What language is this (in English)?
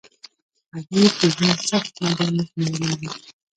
Pashto